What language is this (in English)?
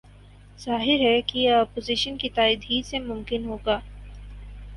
Urdu